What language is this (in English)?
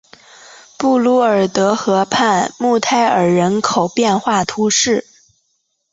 Chinese